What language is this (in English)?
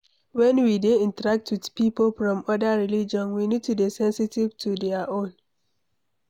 Nigerian Pidgin